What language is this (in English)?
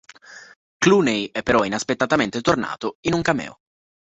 Italian